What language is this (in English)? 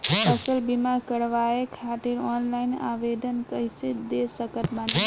Bhojpuri